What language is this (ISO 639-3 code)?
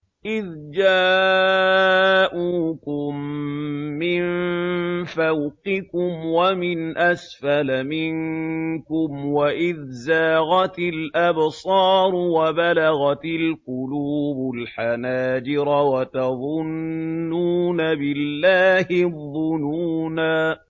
ara